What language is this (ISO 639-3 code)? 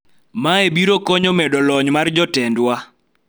luo